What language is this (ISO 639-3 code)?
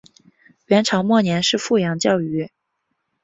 zho